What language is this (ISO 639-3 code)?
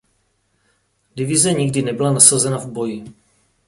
ces